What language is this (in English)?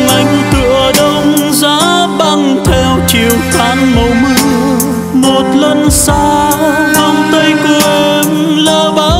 Vietnamese